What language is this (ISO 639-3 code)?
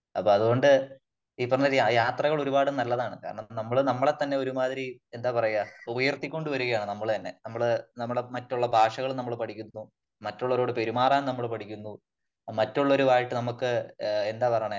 mal